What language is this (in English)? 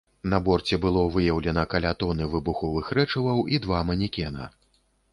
Belarusian